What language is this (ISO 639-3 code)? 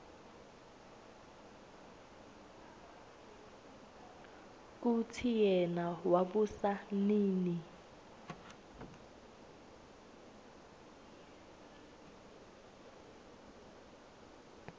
ssw